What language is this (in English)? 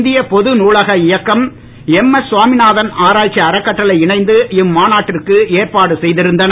Tamil